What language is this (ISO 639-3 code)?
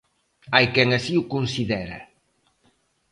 glg